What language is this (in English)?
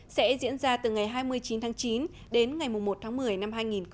Vietnamese